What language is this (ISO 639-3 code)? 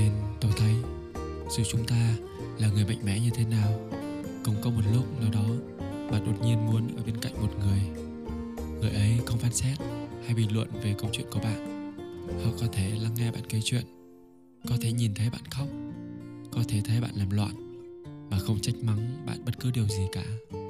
vie